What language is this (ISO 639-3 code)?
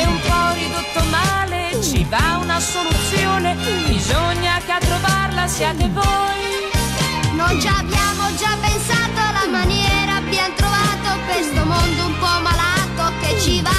ita